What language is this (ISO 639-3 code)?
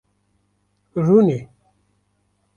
kur